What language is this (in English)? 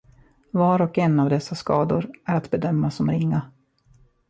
Swedish